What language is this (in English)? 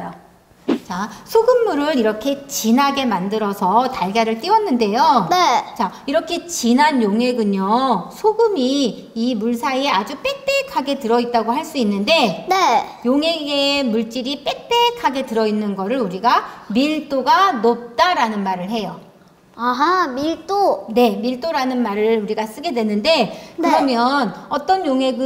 Korean